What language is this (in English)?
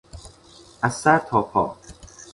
Persian